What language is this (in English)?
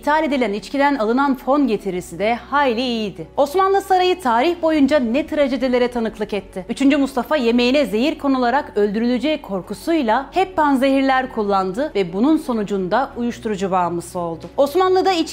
Turkish